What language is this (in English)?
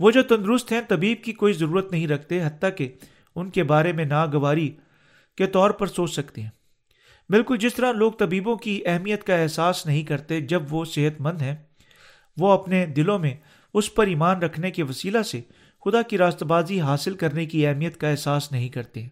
Urdu